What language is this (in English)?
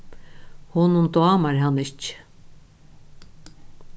Faroese